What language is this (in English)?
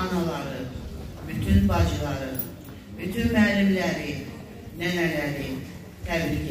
Turkish